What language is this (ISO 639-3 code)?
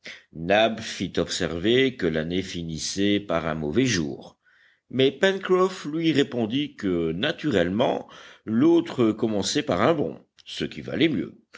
fra